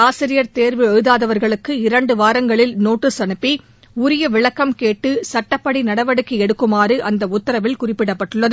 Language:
Tamil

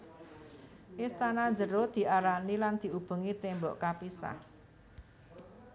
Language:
Javanese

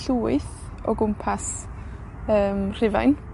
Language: Welsh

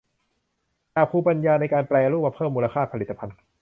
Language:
Thai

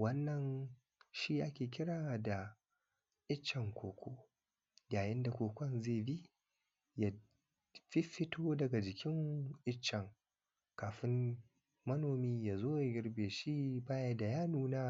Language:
Hausa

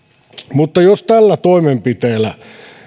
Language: Finnish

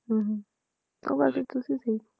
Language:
Punjabi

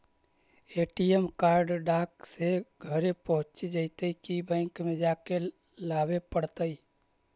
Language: Magahi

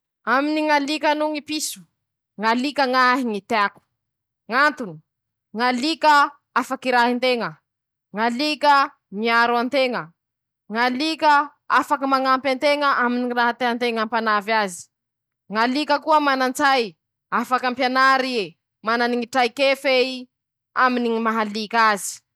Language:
Masikoro Malagasy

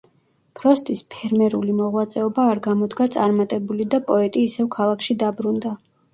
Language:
Georgian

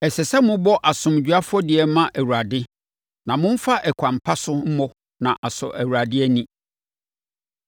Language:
Akan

